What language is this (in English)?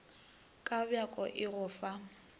Northern Sotho